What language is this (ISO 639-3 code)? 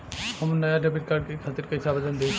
bho